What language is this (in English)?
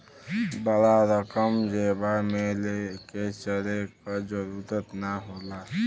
Bhojpuri